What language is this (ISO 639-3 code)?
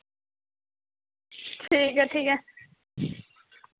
doi